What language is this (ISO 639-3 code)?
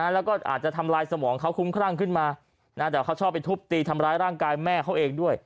tha